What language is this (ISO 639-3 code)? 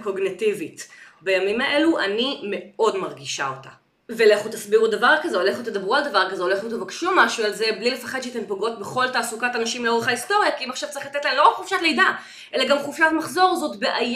heb